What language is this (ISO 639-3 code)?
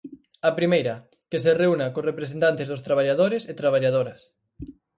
glg